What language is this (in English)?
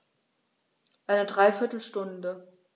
German